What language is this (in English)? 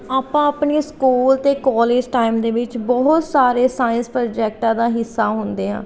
Punjabi